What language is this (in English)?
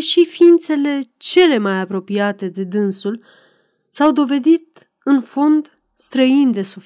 Romanian